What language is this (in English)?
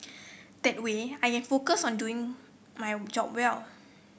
English